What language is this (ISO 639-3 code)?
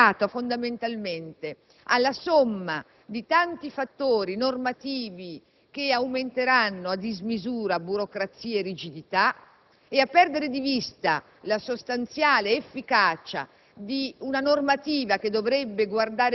ita